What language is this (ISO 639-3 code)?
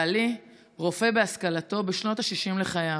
heb